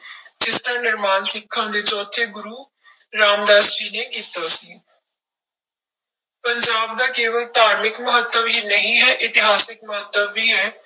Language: Punjabi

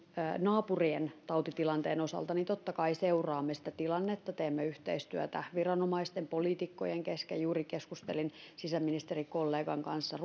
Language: Finnish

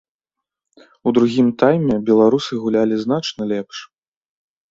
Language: Belarusian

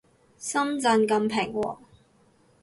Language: Cantonese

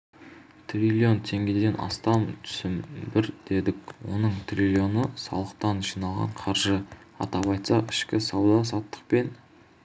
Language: Kazakh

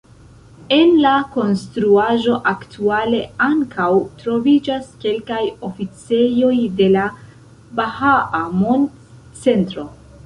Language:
Esperanto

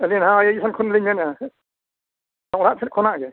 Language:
Santali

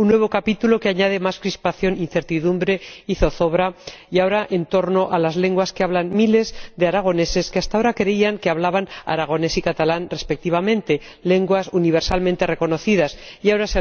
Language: Spanish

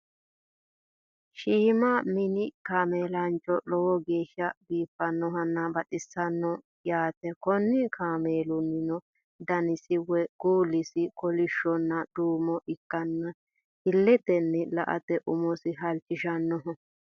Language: Sidamo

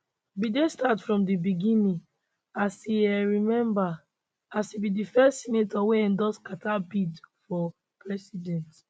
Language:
Nigerian Pidgin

